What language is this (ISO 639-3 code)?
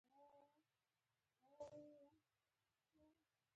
pus